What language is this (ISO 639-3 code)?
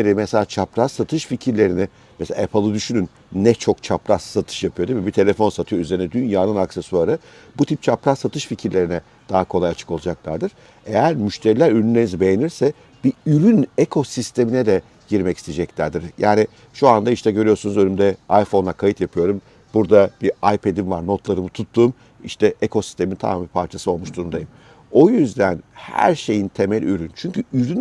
tur